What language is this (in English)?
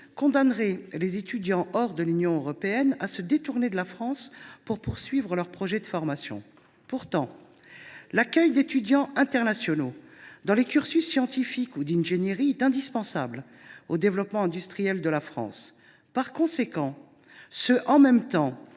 French